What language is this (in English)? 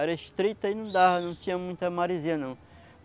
Portuguese